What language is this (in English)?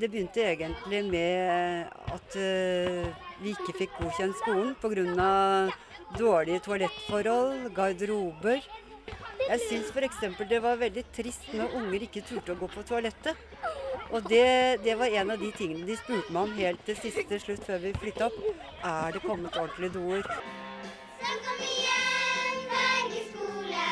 Norwegian